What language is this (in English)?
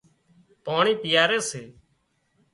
Wadiyara Koli